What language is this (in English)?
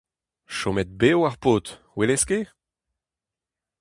Breton